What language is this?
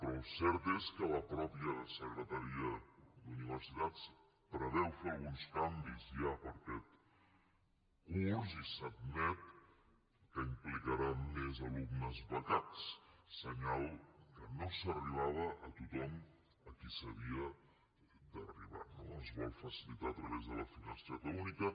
Catalan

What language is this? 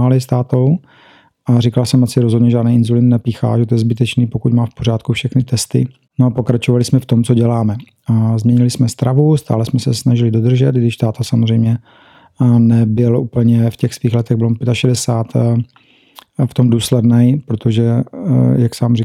Czech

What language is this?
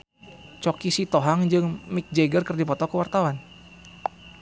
Sundanese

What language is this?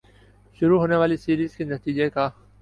Urdu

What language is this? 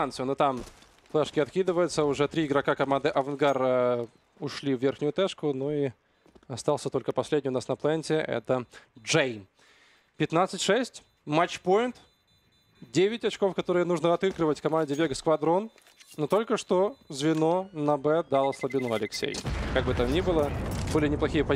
Russian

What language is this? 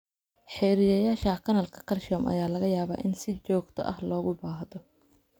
Somali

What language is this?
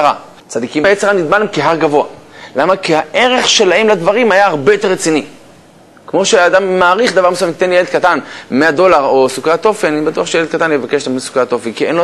Hebrew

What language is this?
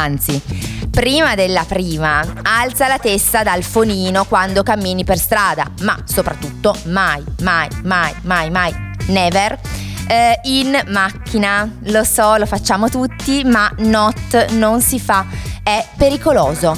Italian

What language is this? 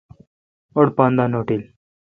Kalkoti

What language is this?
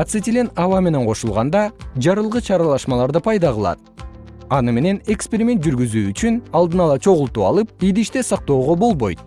Kyrgyz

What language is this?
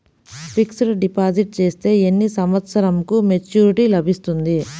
Telugu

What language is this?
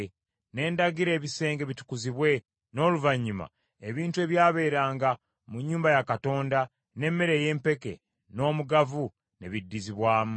Ganda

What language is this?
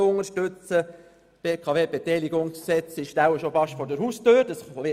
Swiss German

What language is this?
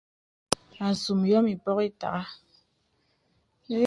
Bebele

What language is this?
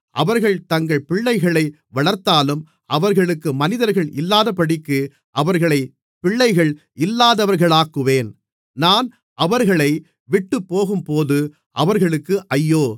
Tamil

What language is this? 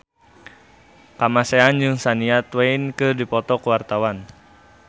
Sundanese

